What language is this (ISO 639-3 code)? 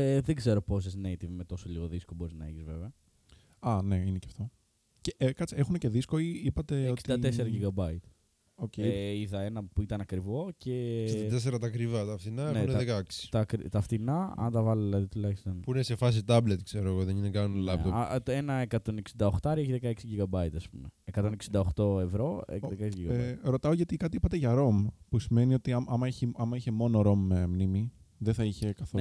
ell